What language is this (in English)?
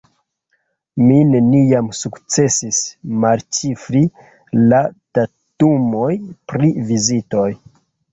Esperanto